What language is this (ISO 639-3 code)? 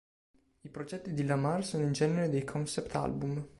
ita